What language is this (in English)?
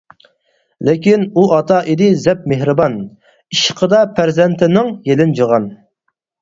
Uyghur